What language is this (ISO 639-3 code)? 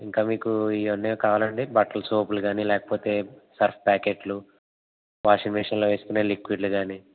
tel